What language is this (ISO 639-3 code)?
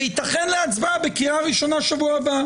heb